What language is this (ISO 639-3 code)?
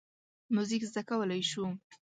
pus